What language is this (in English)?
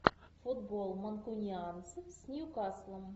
Russian